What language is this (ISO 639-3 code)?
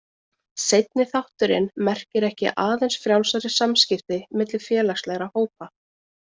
isl